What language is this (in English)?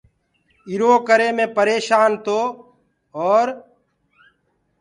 Gurgula